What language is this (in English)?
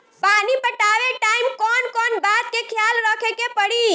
Bhojpuri